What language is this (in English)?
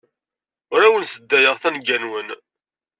Kabyle